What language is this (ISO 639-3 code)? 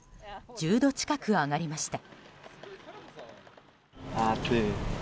jpn